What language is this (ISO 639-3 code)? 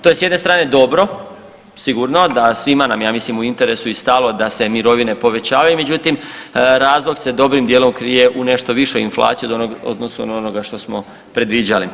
hrv